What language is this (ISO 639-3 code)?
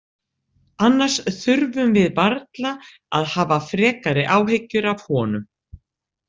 isl